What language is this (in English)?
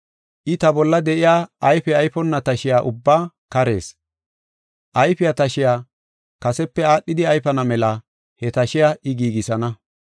Gofa